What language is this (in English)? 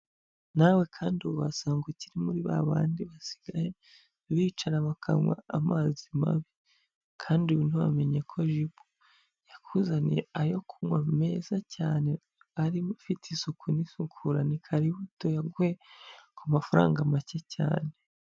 Kinyarwanda